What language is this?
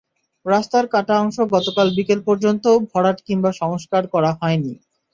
Bangla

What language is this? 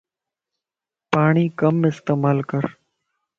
Lasi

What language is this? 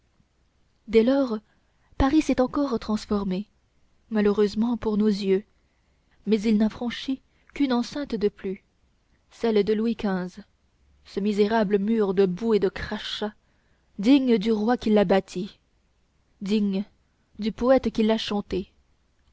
French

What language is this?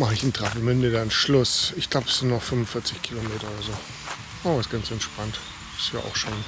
German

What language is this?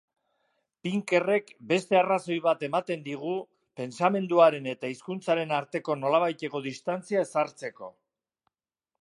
Basque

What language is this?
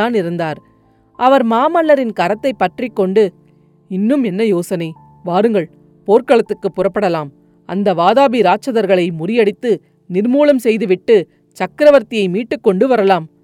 Tamil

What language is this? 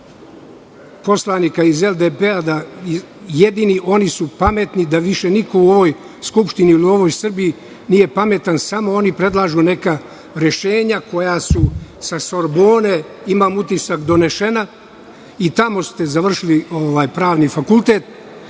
Serbian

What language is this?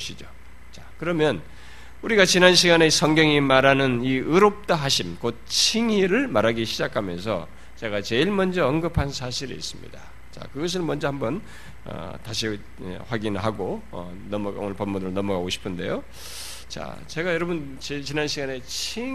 Korean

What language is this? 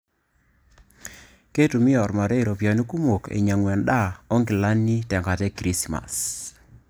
Masai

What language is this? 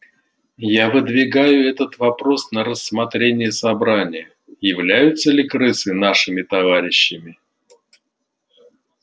Russian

